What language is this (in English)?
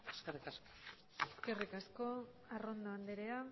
Basque